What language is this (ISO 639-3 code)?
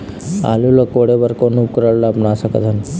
hne